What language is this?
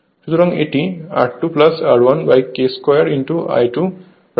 Bangla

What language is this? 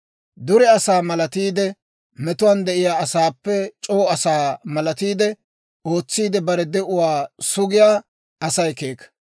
Dawro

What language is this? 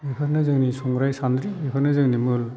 Bodo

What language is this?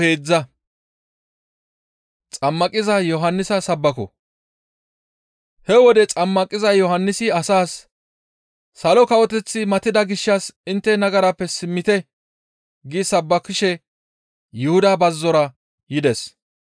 Gamo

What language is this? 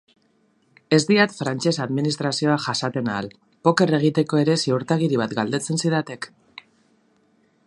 Basque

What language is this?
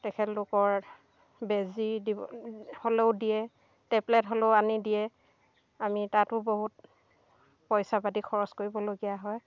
Assamese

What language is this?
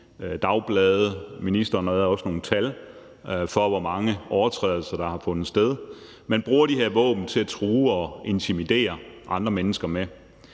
Danish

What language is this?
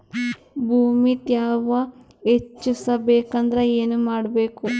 Kannada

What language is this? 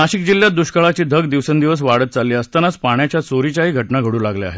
Marathi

